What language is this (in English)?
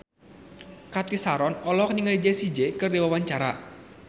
Sundanese